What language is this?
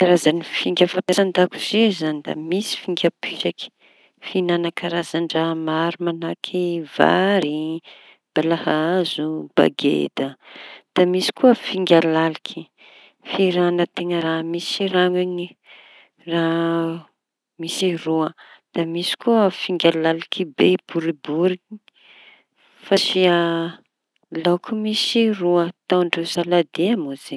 Tanosy Malagasy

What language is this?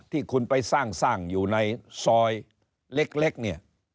Thai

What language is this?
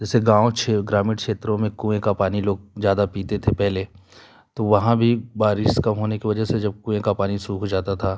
Hindi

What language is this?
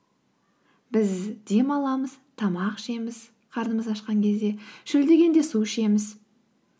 Kazakh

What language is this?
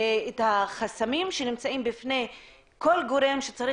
Hebrew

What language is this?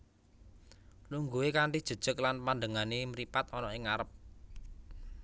Javanese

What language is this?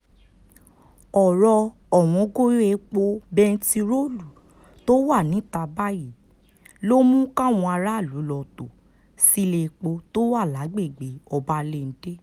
Yoruba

